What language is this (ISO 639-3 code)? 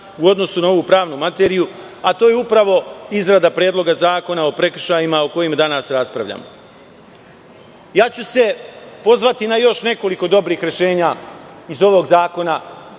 srp